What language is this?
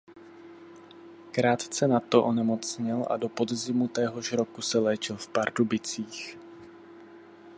Czech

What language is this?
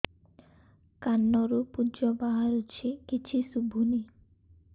Odia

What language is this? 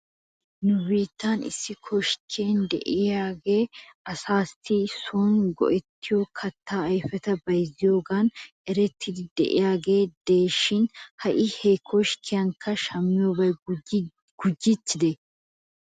Wolaytta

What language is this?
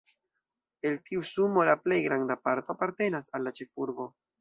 Esperanto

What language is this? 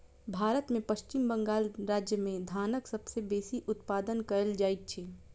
Maithili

